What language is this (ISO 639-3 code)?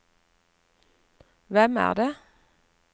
nor